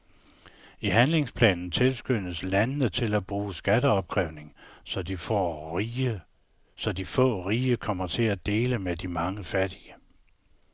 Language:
Danish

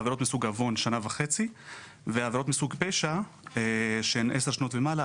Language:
Hebrew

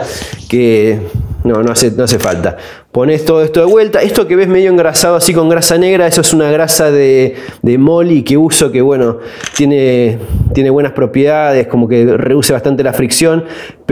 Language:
Spanish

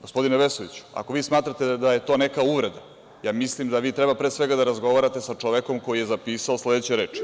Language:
Serbian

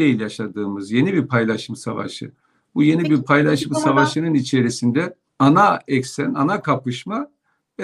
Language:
Turkish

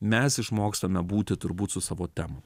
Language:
Lithuanian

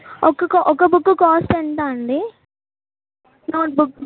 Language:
Telugu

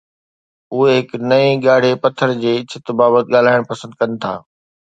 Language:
Sindhi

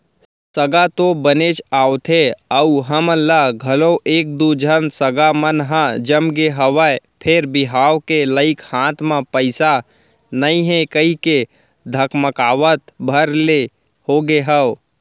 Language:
Chhattisgarhi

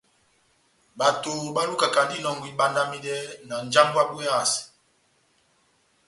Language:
Batanga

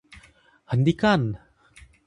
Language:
Indonesian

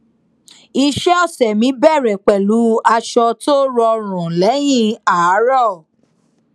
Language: Yoruba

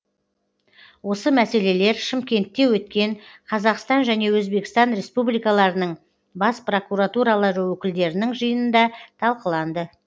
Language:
Kazakh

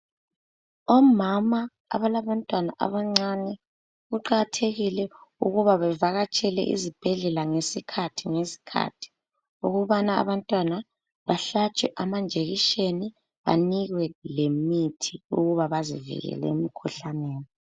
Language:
North Ndebele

